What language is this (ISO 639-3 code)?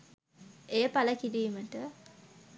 sin